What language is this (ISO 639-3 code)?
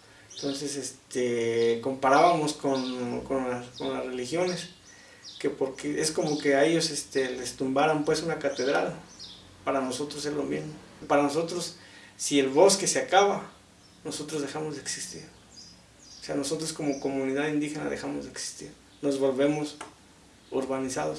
spa